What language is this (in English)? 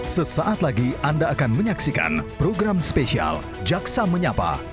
Indonesian